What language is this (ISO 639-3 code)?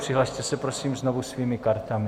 ces